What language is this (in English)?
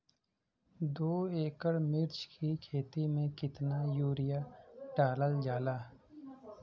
Bhojpuri